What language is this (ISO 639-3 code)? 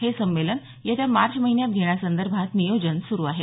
mar